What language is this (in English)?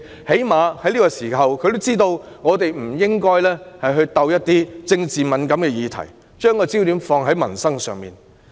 Cantonese